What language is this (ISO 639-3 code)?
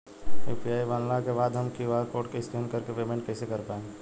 bho